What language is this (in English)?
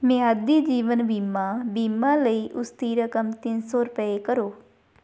Punjabi